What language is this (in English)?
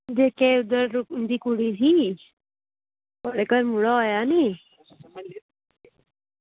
Dogri